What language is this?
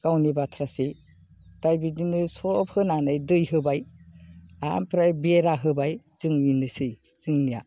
Bodo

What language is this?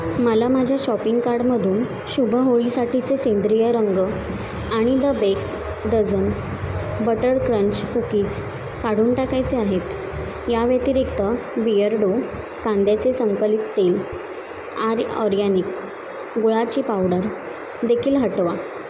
Marathi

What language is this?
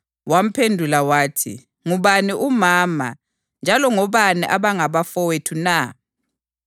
North Ndebele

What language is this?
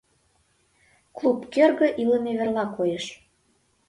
Mari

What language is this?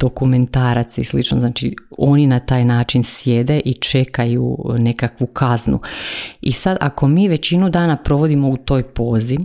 Croatian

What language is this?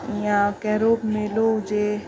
Sindhi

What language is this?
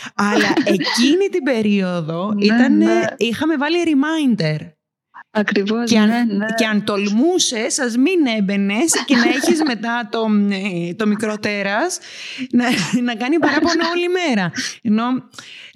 Greek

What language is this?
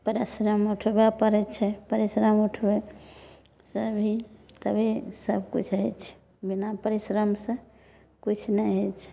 Maithili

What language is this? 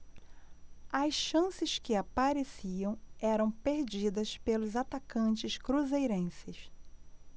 Portuguese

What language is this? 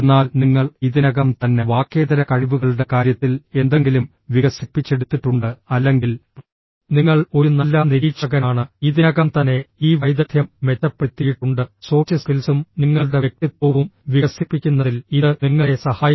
Malayalam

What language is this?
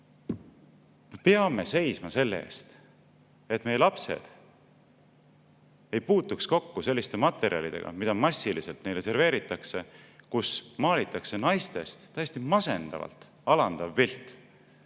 Estonian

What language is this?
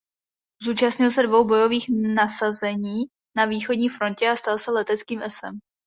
Czech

